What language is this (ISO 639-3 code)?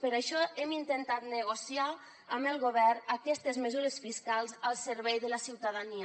cat